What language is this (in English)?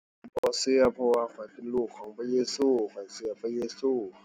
Thai